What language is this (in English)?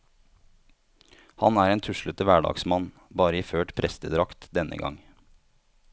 Norwegian